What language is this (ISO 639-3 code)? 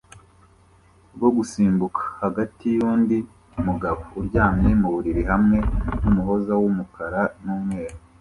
kin